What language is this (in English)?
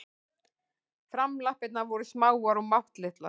Icelandic